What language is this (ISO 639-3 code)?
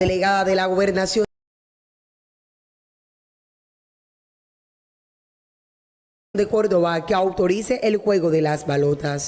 spa